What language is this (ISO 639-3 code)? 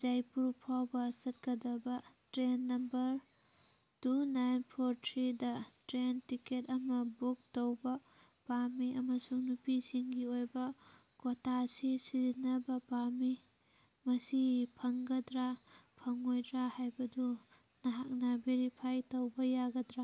mni